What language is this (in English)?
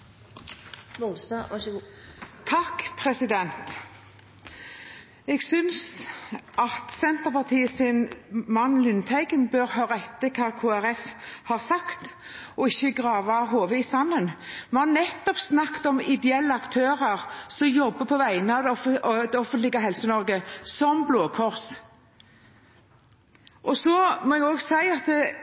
Norwegian Bokmål